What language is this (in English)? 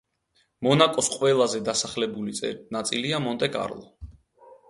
Georgian